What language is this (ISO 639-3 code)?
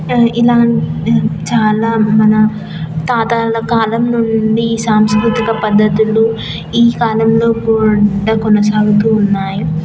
tel